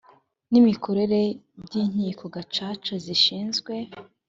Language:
Kinyarwanda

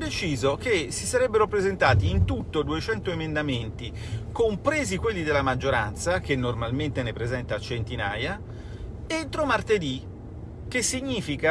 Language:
Italian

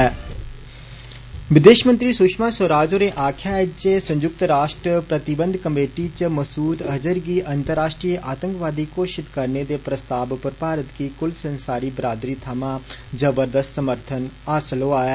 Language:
Dogri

